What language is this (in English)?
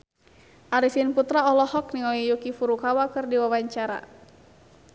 Sundanese